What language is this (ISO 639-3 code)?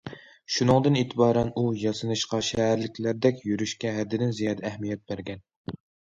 uig